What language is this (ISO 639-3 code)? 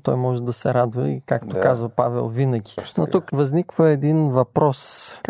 bul